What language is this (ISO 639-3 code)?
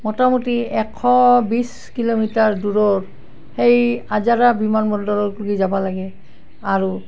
asm